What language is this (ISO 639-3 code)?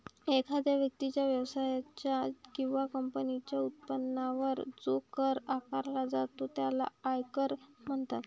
mar